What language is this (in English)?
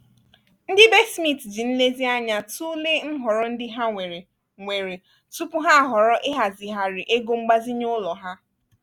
Igbo